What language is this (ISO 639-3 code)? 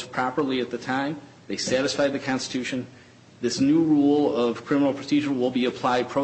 eng